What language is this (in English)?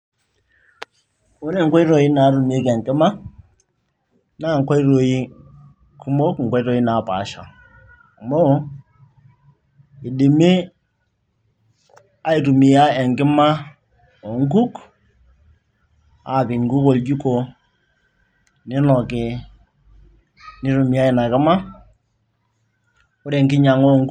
Masai